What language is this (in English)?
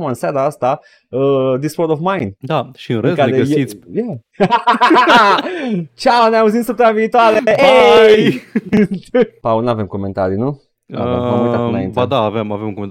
Romanian